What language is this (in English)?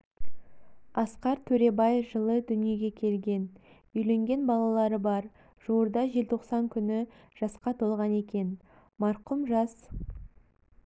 Kazakh